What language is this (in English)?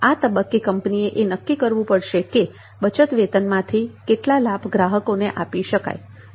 Gujarati